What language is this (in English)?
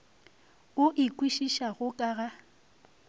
Northern Sotho